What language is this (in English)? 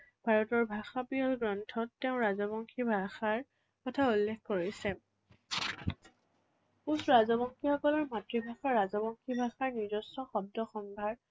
Assamese